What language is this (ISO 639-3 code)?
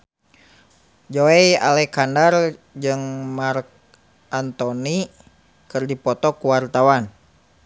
sun